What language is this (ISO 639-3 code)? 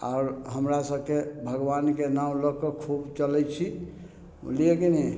mai